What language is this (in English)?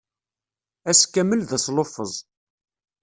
Kabyle